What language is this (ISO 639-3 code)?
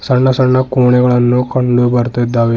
kan